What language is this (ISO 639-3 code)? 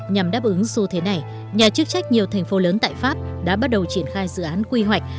vie